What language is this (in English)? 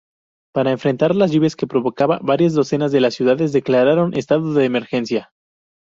Spanish